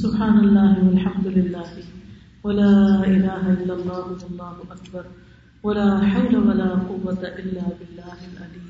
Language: Urdu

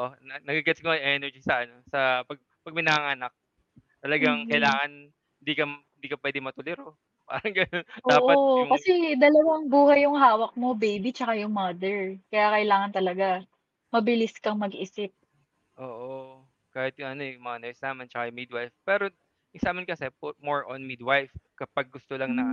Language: Filipino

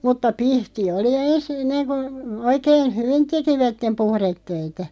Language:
Finnish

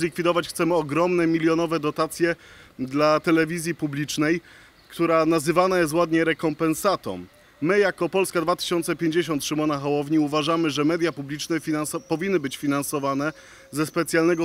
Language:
Polish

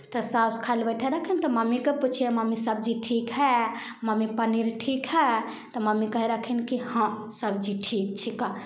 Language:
Maithili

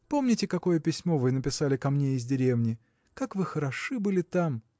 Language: Russian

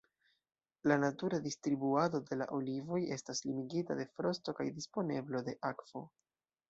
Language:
Esperanto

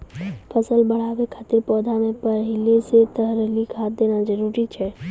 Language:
Maithili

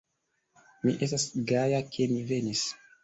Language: Esperanto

